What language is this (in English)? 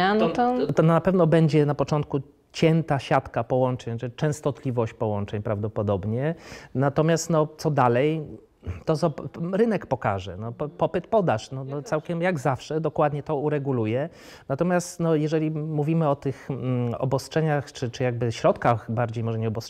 Polish